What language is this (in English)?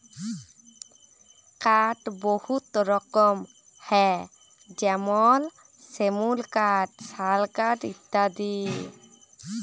Bangla